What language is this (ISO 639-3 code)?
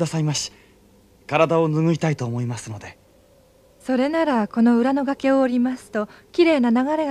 jpn